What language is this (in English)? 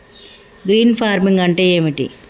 Telugu